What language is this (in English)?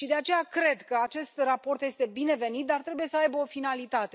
Romanian